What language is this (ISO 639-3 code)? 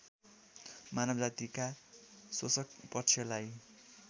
nep